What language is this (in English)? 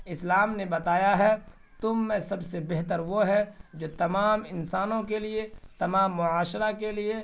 Urdu